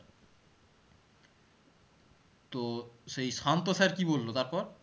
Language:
Bangla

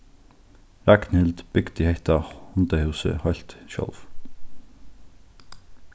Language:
Faroese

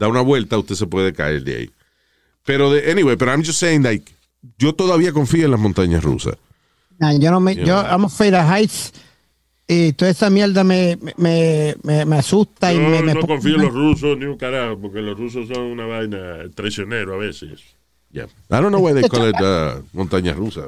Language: Spanish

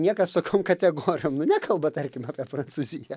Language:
Lithuanian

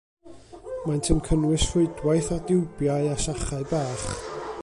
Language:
Welsh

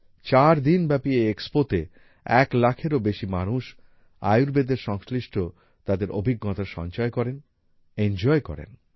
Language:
Bangla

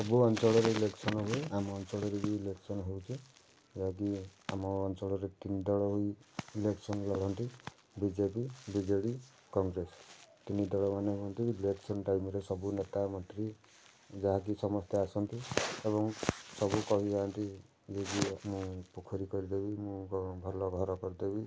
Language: Odia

